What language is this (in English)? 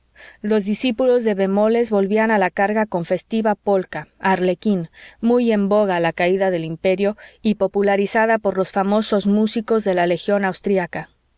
Spanish